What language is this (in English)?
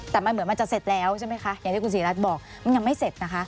Thai